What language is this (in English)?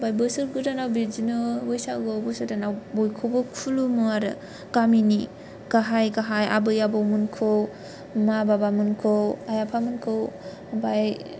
Bodo